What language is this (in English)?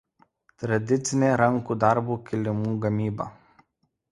Lithuanian